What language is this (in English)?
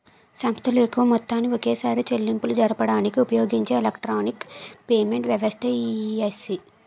Telugu